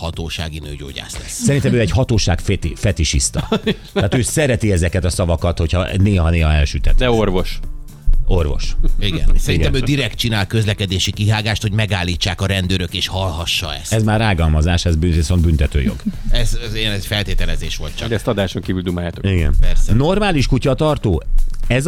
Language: Hungarian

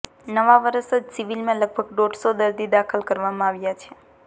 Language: Gujarati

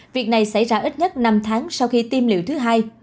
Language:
Vietnamese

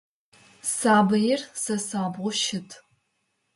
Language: Adyghe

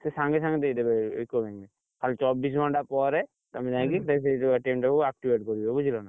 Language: Odia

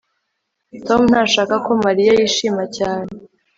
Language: Kinyarwanda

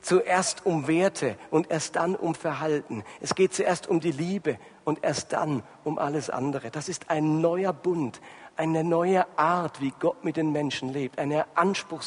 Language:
German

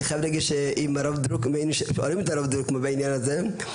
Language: Hebrew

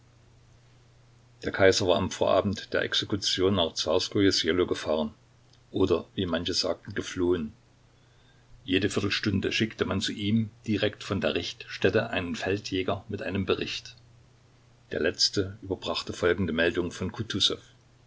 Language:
German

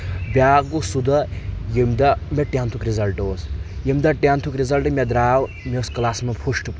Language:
Kashmiri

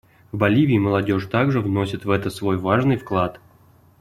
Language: Russian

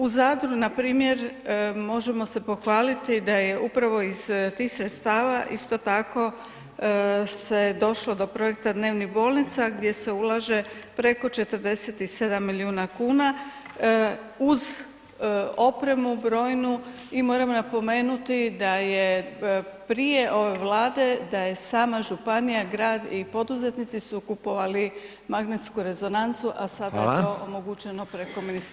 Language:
Croatian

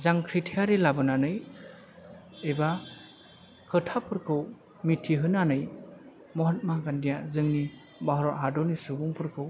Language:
Bodo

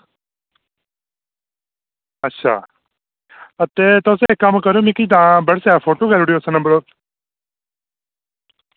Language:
Dogri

